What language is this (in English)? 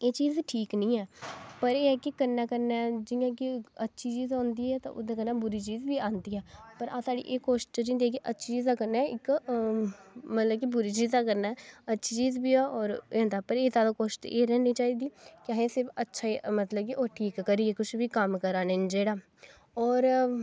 Dogri